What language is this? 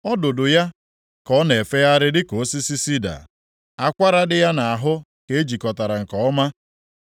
Igbo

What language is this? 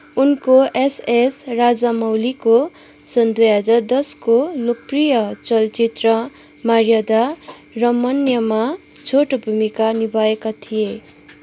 Nepali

